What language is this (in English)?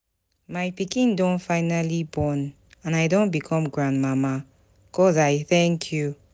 Nigerian Pidgin